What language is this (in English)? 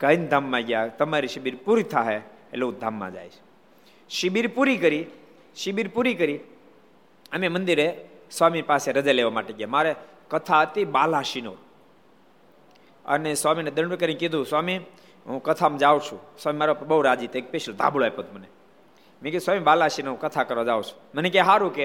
Gujarati